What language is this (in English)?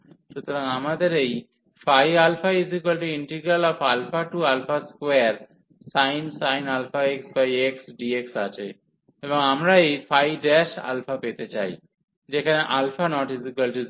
Bangla